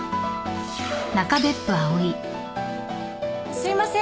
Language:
Japanese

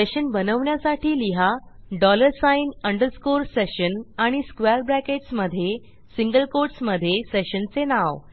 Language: Marathi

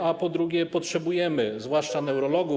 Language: Polish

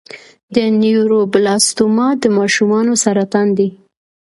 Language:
Pashto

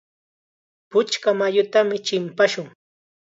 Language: Chiquián Ancash Quechua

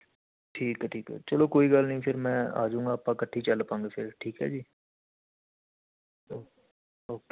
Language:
Punjabi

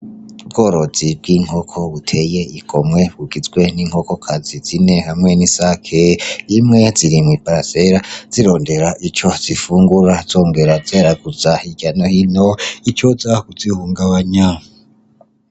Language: Rundi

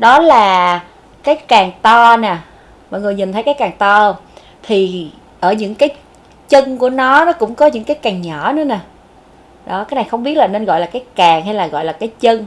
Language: Vietnamese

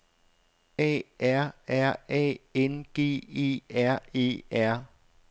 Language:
Danish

